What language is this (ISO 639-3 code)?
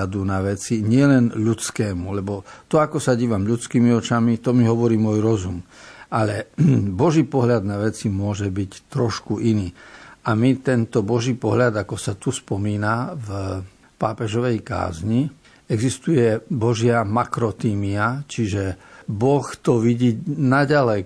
slk